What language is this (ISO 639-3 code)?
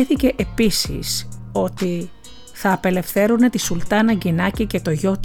ell